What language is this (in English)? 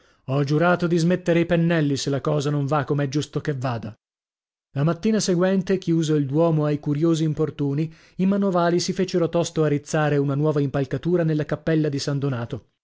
Italian